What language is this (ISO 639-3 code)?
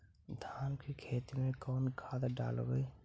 mag